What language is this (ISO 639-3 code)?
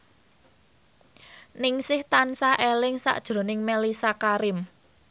jav